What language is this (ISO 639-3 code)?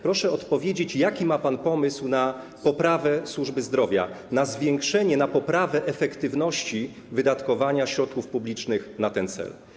pol